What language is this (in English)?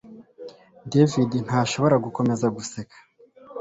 Kinyarwanda